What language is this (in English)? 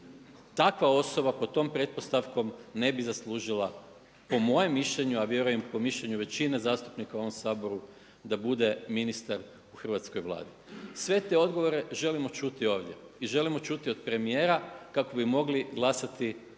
Croatian